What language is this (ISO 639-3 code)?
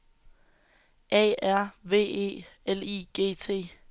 dan